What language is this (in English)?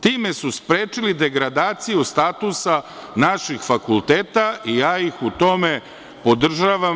Serbian